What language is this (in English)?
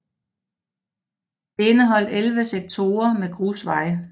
Danish